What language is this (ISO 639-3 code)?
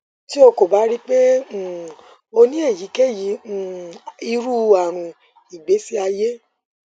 yor